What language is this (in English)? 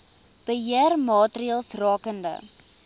Afrikaans